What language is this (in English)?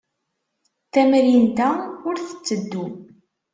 Kabyle